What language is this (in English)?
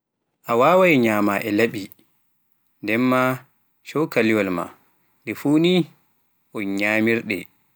Pular